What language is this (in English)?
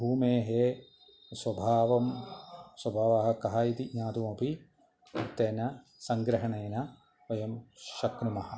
Sanskrit